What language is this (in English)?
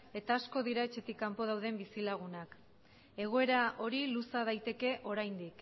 Basque